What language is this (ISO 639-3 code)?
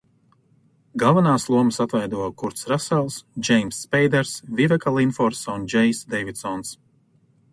lav